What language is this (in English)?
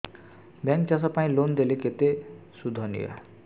Odia